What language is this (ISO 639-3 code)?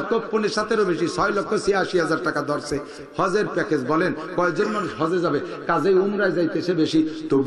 ara